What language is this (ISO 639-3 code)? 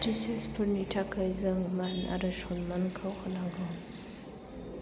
brx